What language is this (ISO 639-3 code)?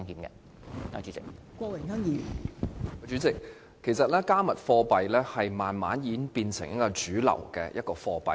yue